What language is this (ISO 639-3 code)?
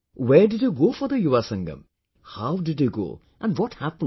eng